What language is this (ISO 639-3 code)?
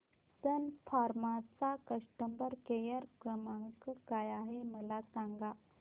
mar